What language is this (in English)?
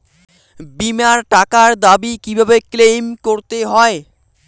Bangla